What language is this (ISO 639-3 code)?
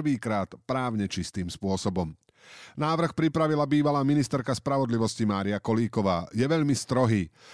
slk